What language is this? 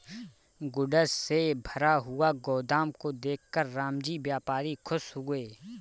Hindi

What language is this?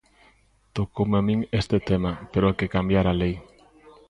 Galician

